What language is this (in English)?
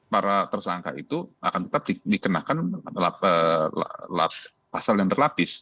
Indonesian